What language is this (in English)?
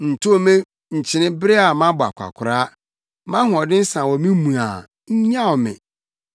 Akan